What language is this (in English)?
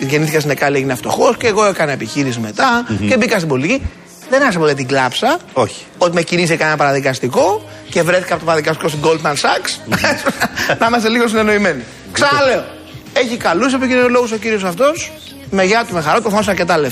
Greek